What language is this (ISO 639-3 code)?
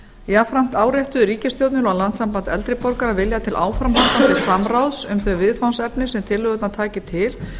isl